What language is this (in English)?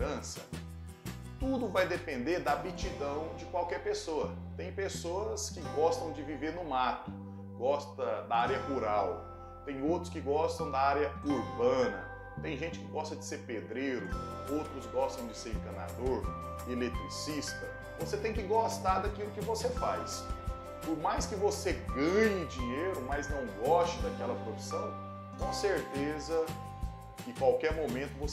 Portuguese